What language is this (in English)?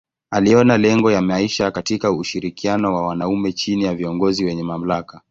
Swahili